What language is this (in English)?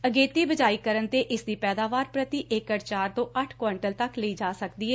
Punjabi